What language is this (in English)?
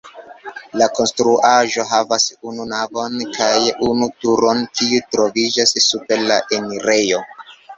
Esperanto